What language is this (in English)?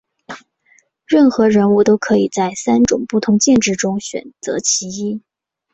Chinese